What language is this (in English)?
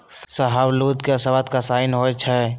Magahi